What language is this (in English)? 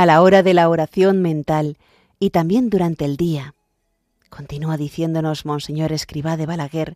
Spanish